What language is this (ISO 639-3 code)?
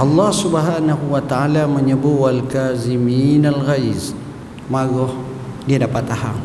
msa